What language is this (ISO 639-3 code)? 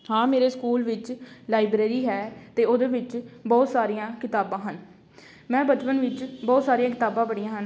pan